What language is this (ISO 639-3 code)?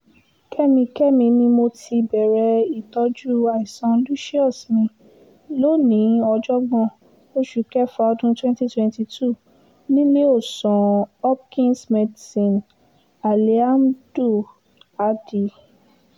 yor